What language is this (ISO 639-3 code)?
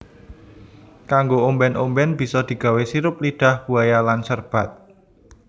jav